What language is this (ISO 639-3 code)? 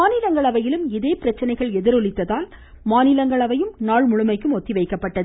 tam